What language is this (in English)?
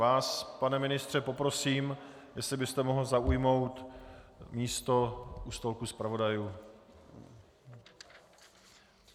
Czech